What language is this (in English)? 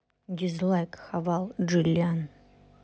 Russian